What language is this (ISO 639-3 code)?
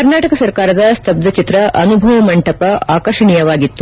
kan